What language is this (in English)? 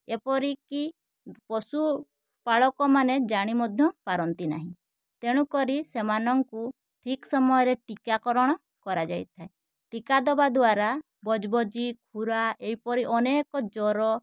Odia